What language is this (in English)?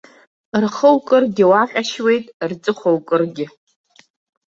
Abkhazian